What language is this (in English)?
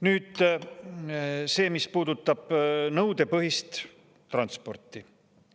Estonian